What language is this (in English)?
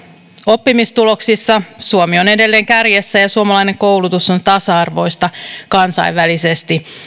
Finnish